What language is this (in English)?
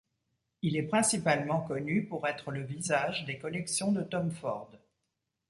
French